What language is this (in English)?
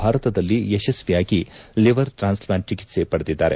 Kannada